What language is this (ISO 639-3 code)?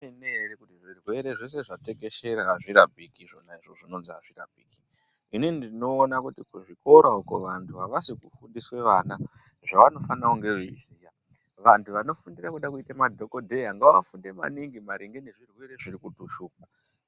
ndc